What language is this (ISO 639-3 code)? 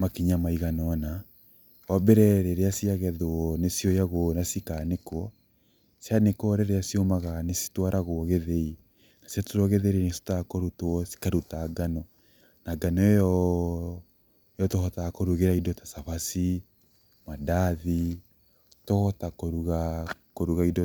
kik